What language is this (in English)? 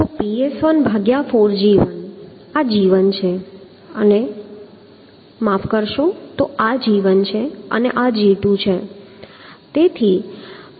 Gujarati